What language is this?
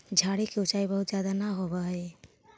Magahi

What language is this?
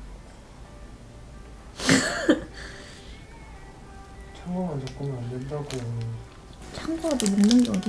Korean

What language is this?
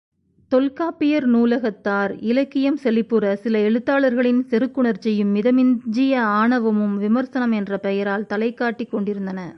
Tamil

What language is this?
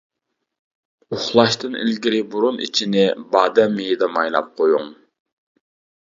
Uyghur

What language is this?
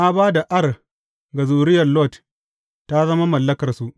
Hausa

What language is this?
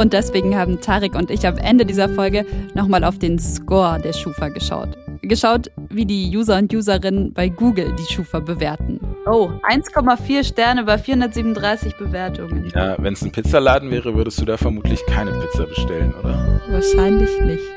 German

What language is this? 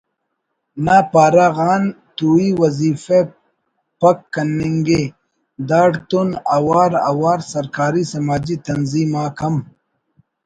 Brahui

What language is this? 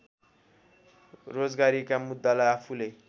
Nepali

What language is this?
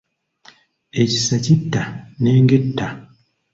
Ganda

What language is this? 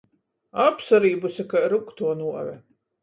Latgalian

